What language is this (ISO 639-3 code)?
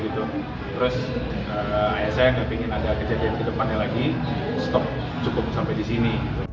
ind